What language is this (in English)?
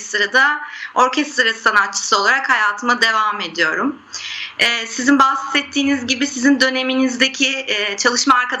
Turkish